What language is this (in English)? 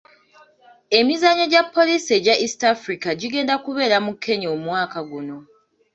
Ganda